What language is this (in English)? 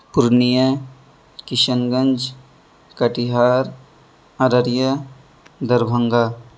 Urdu